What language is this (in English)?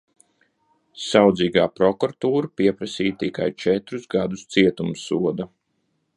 Latvian